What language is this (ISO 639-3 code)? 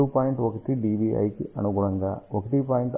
tel